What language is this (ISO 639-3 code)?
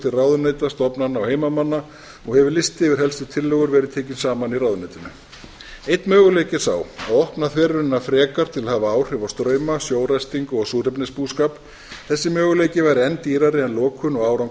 isl